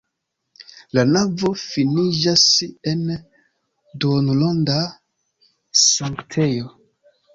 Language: Esperanto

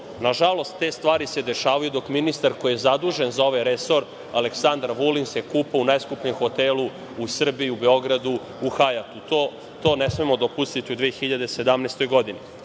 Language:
Serbian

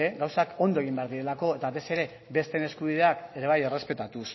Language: Basque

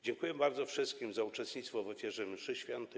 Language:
Polish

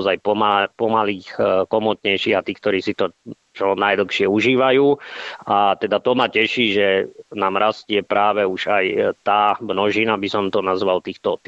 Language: Slovak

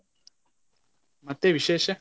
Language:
Kannada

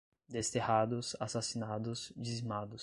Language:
Portuguese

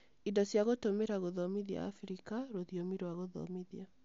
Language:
Kikuyu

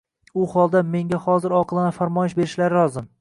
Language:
Uzbek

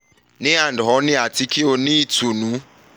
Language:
Yoruba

